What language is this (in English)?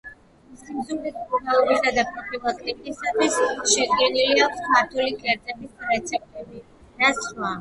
Georgian